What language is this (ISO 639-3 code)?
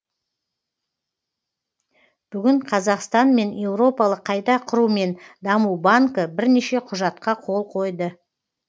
kaz